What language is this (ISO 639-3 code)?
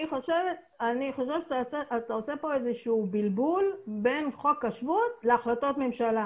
heb